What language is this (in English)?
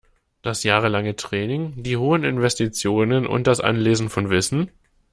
German